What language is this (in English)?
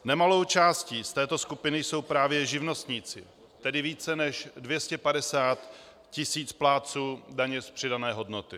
Czech